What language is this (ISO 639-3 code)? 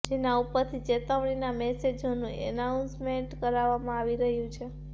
guj